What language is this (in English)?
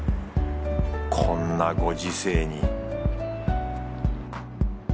Japanese